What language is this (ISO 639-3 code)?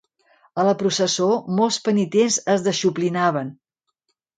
cat